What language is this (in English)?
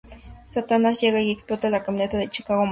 Spanish